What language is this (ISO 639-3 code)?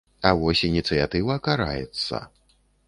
bel